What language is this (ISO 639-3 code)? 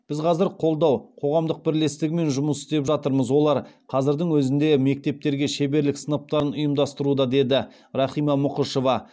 kaz